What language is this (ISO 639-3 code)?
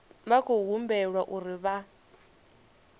ven